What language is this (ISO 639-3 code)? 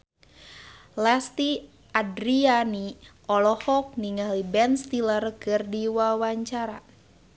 sun